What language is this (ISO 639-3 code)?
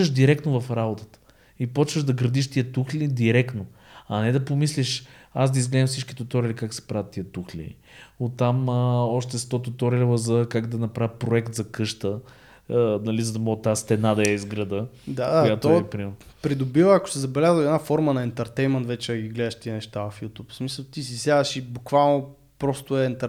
bul